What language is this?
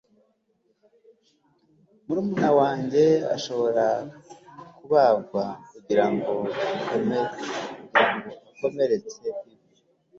Kinyarwanda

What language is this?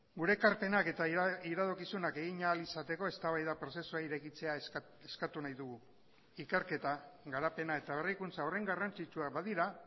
Basque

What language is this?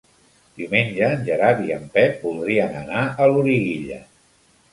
Catalan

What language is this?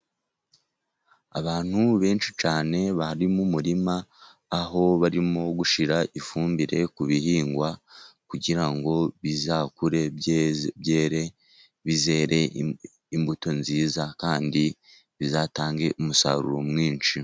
Kinyarwanda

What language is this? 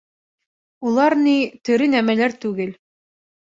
Bashkir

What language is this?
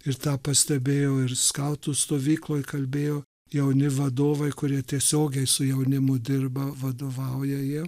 Lithuanian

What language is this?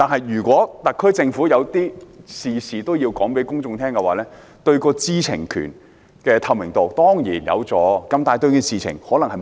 Cantonese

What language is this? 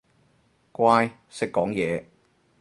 Cantonese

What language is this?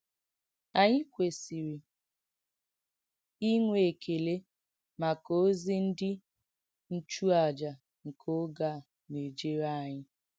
Igbo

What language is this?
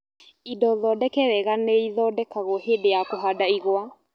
Kikuyu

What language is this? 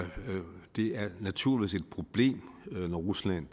Danish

